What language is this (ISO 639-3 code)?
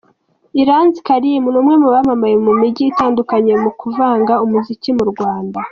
kin